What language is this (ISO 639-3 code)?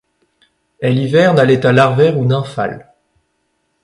fra